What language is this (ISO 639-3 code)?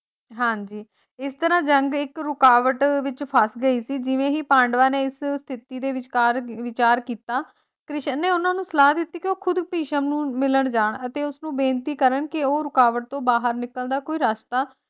pan